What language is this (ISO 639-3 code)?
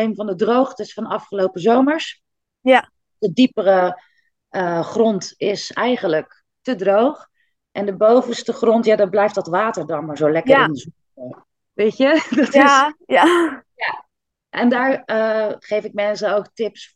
nld